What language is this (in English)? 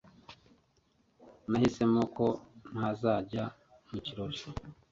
Kinyarwanda